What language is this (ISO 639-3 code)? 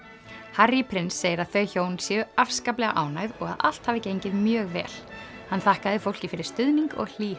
isl